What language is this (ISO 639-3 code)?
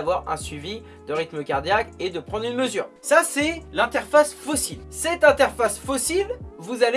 fra